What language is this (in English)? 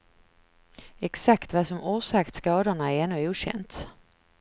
Swedish